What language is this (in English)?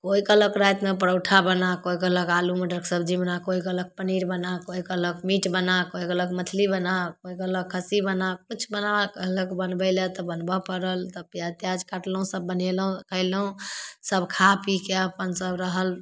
Maithili